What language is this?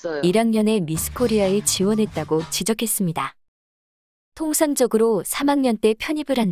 Korean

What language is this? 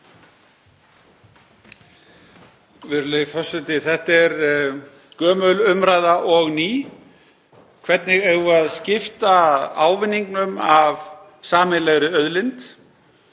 Icelandic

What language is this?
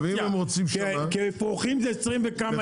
Hebrew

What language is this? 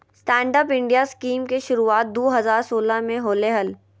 Magahi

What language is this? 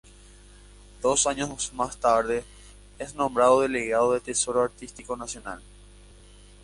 Spanish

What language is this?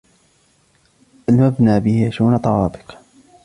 Arabic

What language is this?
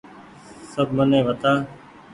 Goaria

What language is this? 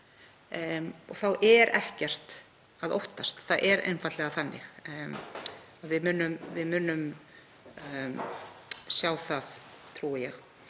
Icelandic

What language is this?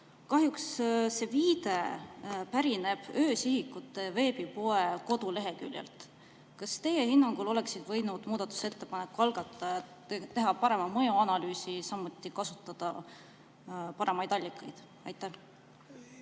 Estonian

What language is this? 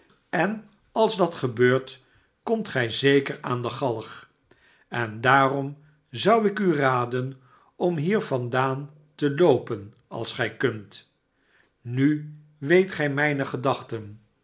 Dutch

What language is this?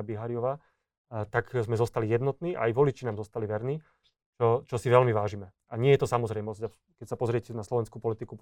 Slovak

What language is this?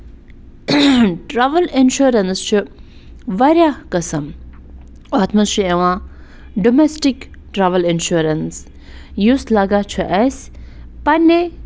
Kashmiri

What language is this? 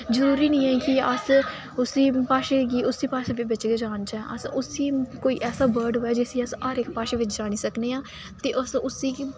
Dogri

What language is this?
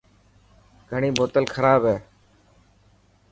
Dhatki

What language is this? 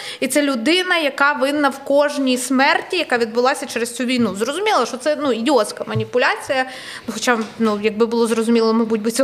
Ukrainian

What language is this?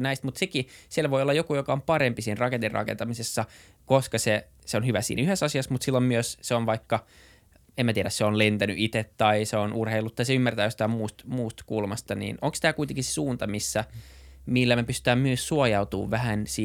Finnish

